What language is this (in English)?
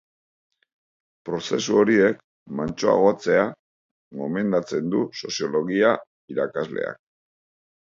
Basque